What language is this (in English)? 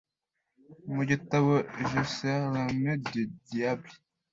Kinyarwanda